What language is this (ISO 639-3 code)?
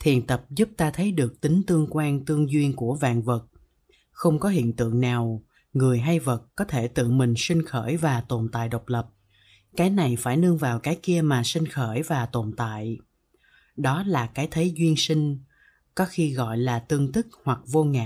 vie